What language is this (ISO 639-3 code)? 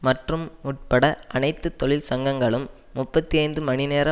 tam